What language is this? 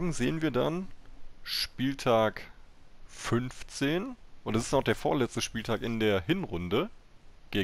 German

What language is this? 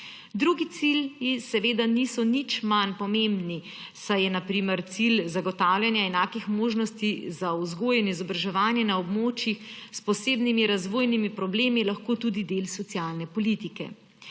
Slovenian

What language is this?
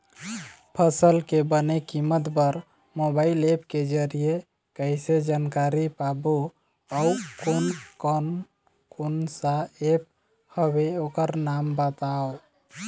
Chhattisgarhi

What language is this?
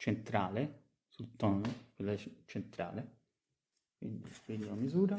Italian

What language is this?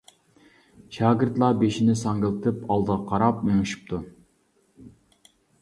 Uyghur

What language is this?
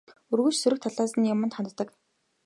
Mongolian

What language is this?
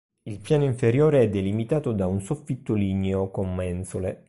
Italian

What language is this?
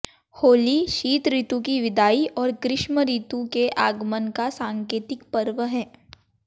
Hindi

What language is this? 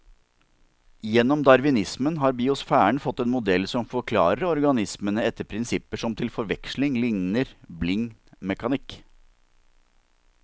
Norwegian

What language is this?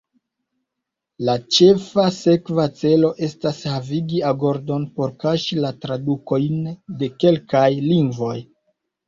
Esperanto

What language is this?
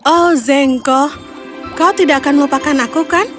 Indonesian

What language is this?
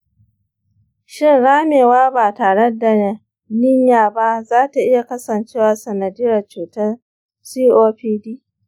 Hausa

